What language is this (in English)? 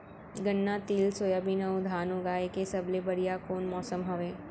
Chhattisgarhi